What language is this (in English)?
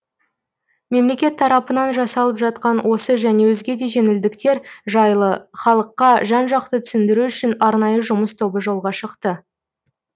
Kazakh